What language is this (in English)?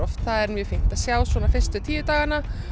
Icelandic